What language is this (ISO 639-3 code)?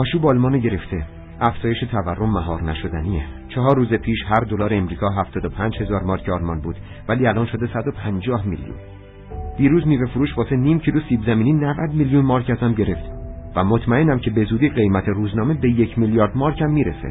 fas